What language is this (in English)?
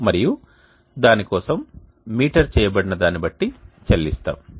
Telugu